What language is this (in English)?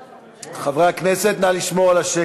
Hebrew